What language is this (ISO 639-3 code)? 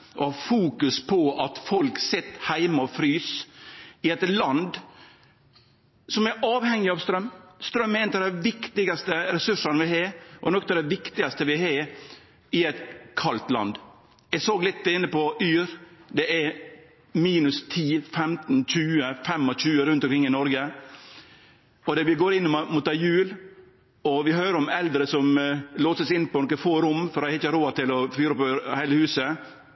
nno